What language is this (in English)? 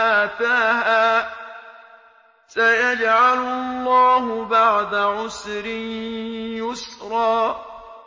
Arabic